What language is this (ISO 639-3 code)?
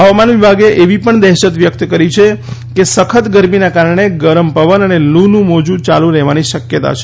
guj